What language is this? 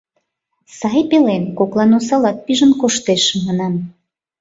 Mari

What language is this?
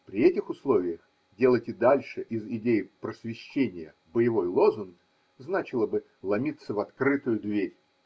Russian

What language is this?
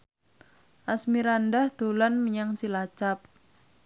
Javanese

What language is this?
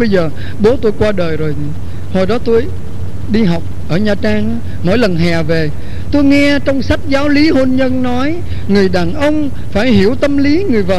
Vietnamese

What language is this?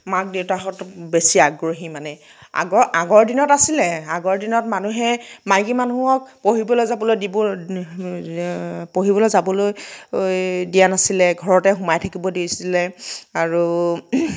Assamese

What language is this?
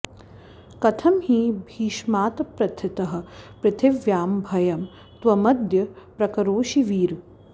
Sanskrit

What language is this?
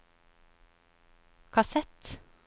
Norwegian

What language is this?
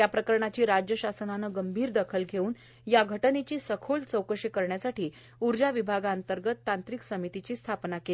Marathi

